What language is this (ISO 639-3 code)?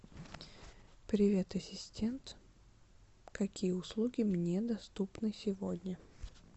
rus